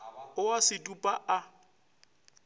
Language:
Northern Sotho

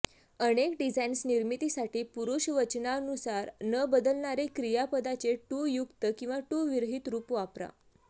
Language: Marathi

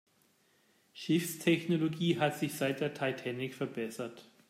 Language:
German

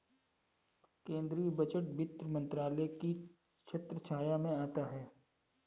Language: Hindi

